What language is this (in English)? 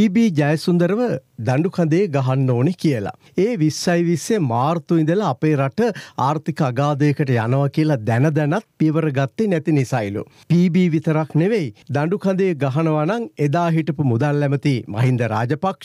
Turkish